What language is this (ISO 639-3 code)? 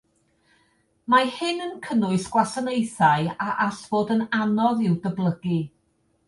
cym